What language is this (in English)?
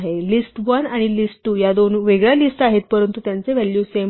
Marathi